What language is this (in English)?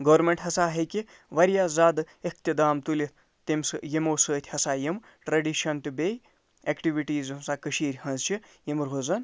Kashmiri